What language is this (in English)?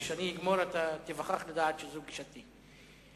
Hebrew